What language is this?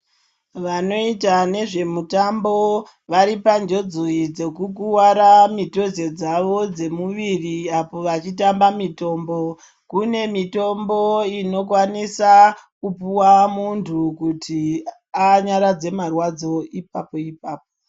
Ndau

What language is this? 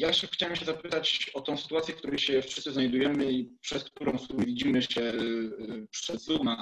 Polish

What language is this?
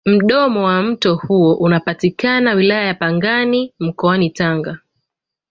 Swahili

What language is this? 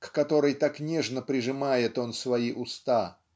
Russian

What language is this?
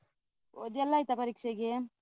Kannada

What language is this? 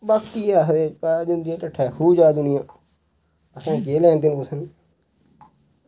Dogri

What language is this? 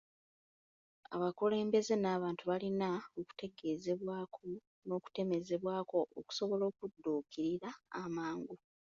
Ganda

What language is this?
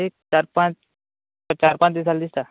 Konkani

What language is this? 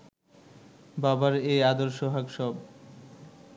Bangla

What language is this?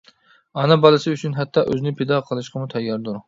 Uyghur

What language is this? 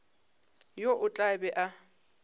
Northern Sotho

